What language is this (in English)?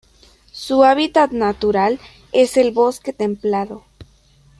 Spanish